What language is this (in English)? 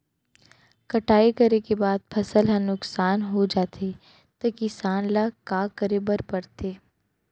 Chhattisgarhi